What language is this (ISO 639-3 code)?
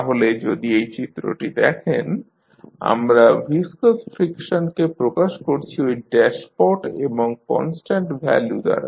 ben